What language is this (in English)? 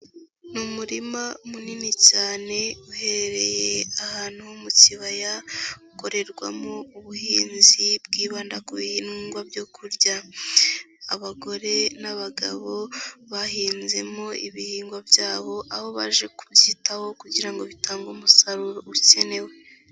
Kinyarwanda